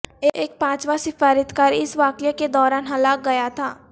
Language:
Urdu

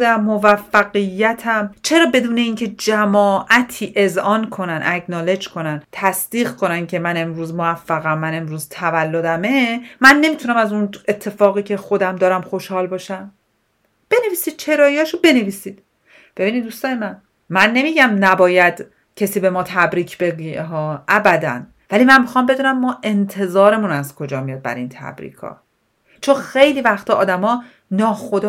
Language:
Persian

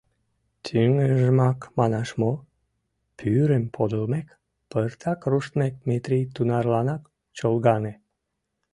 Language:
Mari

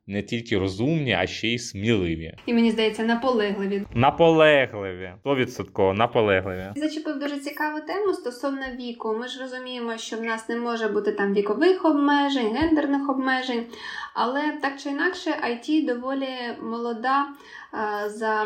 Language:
Ukrainian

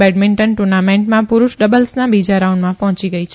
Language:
Gujarati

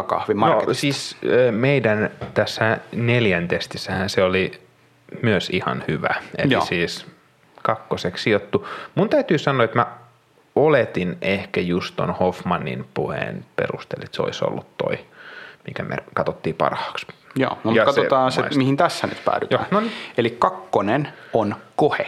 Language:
Finnish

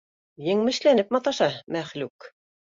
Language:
Bashkir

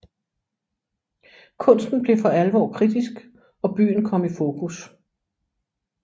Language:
Danish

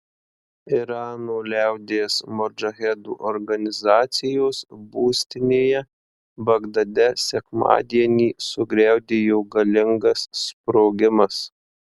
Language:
Lithuanian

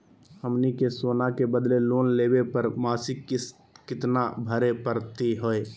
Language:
Magahi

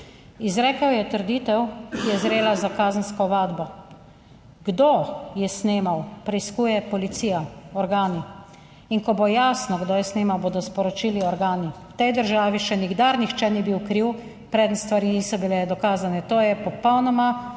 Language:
Slovenian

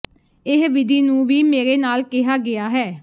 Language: Punjabi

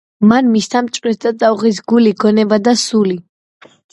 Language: Georgian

